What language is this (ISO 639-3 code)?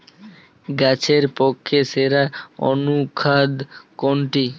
ben